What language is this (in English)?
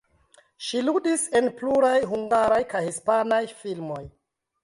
Esperanto